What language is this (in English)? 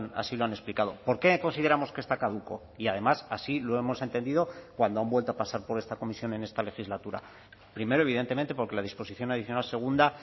Spanish